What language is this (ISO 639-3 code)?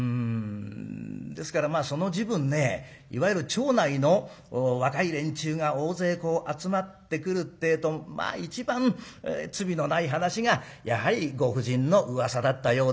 jpn